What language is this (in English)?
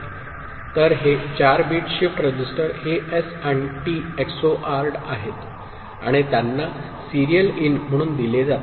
Marathi